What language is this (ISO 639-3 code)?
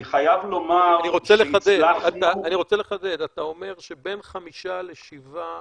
heb